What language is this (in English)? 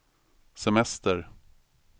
Swedish